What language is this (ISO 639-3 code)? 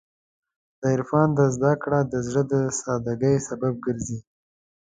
pus